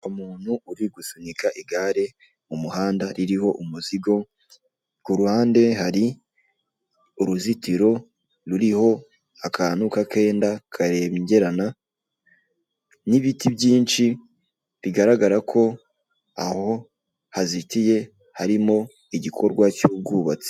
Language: Kinyarwanda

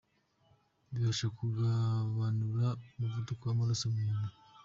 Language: Kinyarwanda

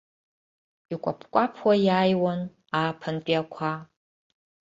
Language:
Abkhazian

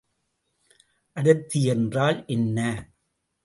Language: Tamil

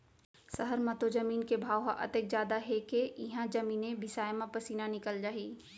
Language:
Chhattisgarhi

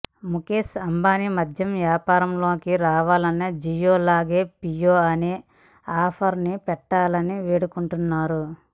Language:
Telugu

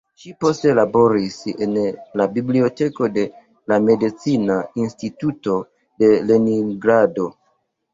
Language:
Esperanto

